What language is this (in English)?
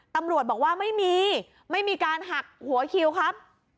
Thai